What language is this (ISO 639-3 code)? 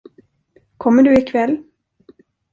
swe